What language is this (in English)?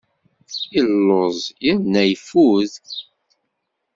Kabyle